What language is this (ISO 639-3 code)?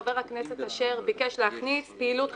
heb